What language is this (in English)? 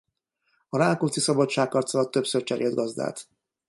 Hungarian